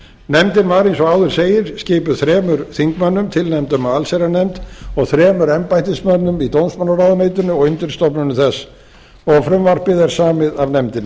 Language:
Icelandic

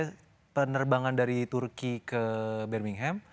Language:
Indonesian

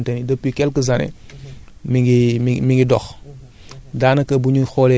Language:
Wolof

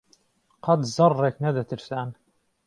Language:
Central Kurdish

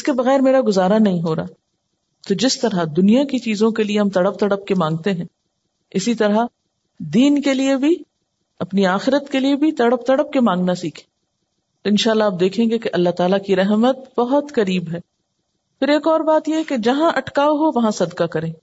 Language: Urdu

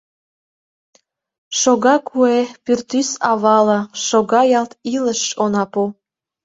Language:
Mari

